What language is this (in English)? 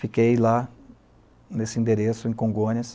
Portuguese